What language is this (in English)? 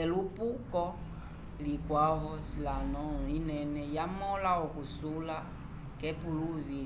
Umbundu